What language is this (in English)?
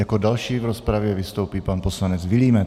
Czech